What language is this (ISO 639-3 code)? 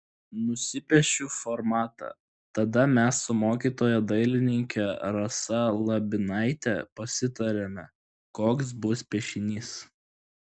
lit